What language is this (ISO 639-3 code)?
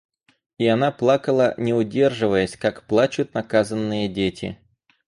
rus